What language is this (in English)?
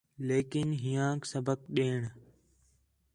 Khetrani